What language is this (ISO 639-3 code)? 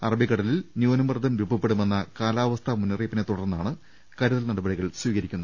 mal